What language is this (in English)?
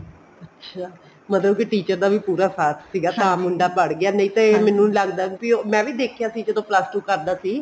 Punjabi